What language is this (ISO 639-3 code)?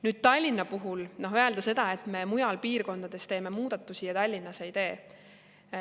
est